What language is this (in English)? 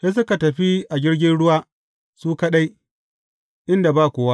Hausa